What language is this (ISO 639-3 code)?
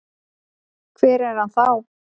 isl